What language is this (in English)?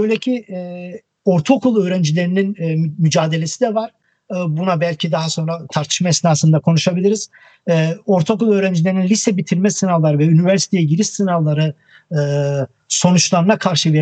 Turkish